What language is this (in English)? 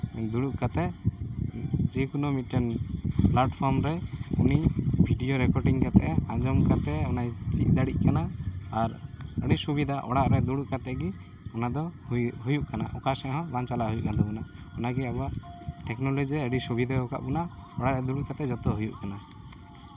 Santali